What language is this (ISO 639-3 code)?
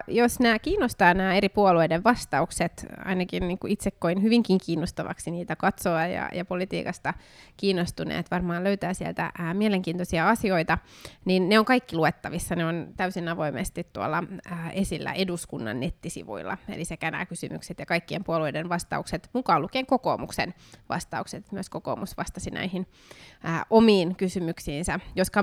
fin